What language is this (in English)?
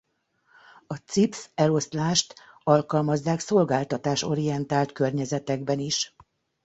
Hungarian